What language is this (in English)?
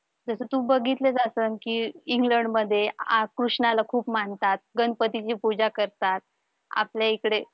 Marathi